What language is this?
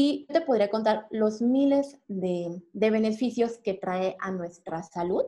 Spanish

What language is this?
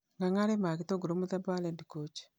Kikuyu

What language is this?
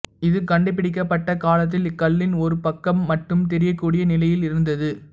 Tamil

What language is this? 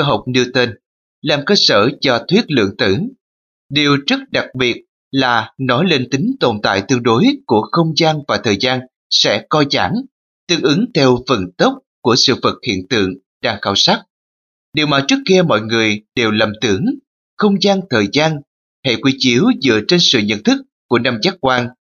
Vietnamese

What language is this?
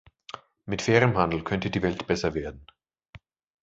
German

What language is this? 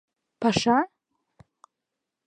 Mari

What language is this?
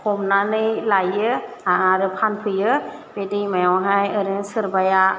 Bodo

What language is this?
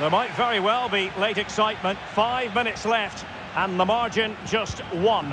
English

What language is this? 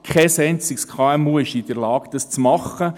Swiss German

